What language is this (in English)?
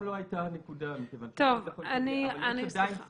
Hebrew